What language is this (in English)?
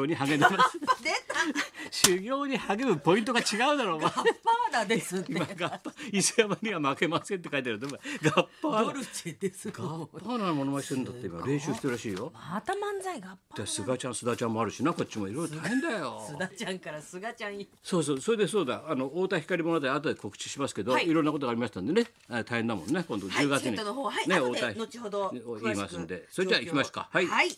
Japanese